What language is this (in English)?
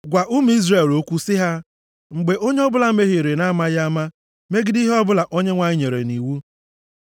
Igbo